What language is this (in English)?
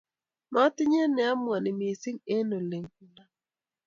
Kalenjin